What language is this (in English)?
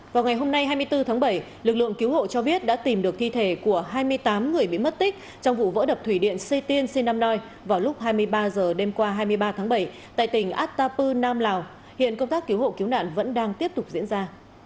Vietnamese